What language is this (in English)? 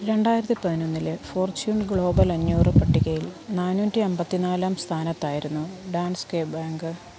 Malayalam